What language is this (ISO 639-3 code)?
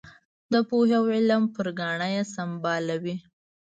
pus